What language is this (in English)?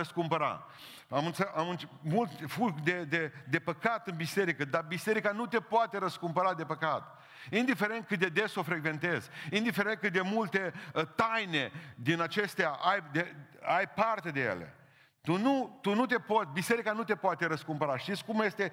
Romanian